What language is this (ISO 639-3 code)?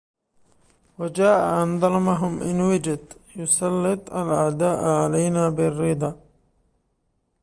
ara